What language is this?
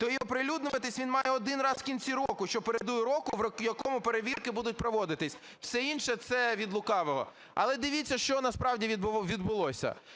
Ukrainian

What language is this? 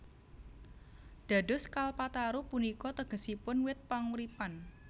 Javanese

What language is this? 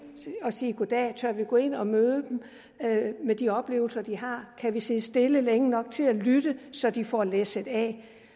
Danish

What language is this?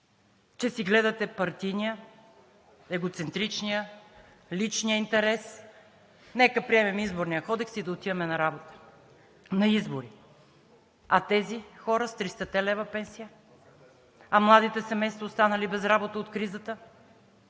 Bulgarian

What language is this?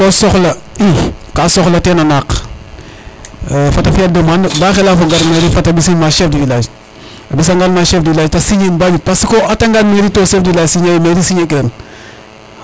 Serer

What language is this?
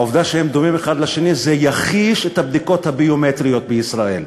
Hebrew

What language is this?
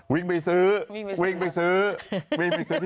Thai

